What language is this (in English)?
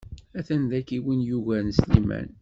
Kabyle